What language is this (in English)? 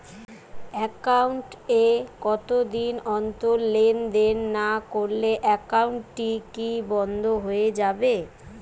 Bangla